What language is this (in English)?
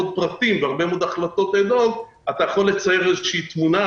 Hebrew